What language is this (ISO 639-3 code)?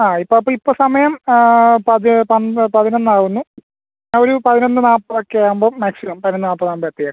mal